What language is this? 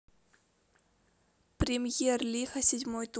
Russian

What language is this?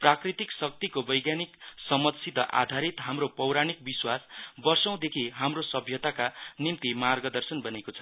Nepali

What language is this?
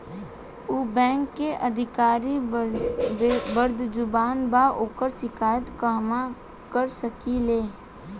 Bhojpuri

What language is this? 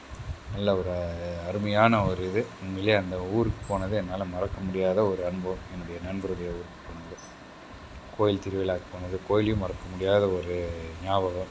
Tamil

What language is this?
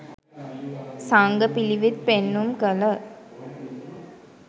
Sinhala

